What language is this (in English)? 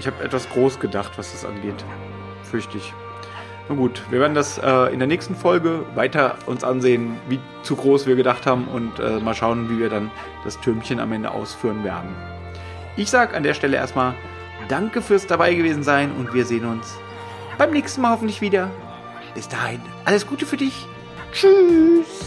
German